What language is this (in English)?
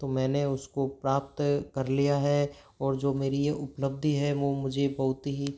Hindi